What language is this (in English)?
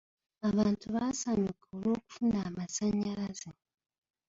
Ganda